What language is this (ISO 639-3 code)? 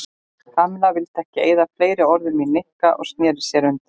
isl